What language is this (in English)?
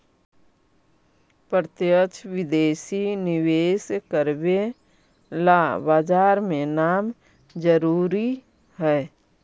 Magahi